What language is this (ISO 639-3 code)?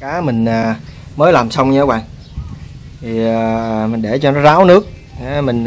vie